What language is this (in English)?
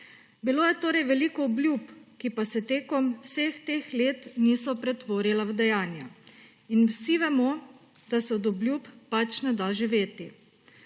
Slovenian